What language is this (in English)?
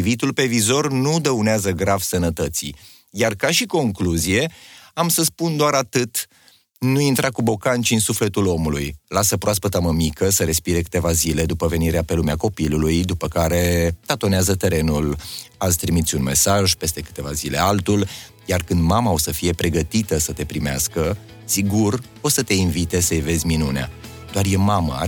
Romanian